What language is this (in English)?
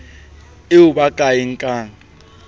Southern Sotho